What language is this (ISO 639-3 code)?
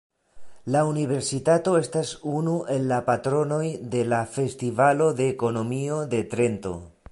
epo